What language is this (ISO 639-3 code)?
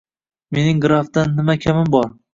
uzb